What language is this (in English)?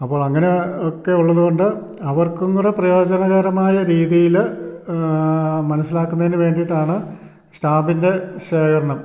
Malayalam